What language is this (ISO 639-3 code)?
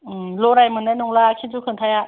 brx